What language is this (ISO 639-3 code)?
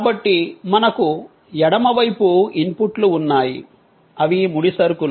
tel